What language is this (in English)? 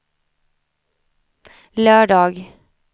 Swedish